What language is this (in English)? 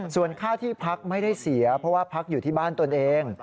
Thai